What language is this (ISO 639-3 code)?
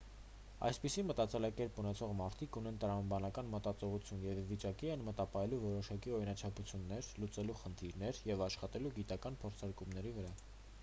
hye